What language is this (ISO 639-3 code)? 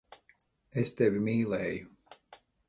lav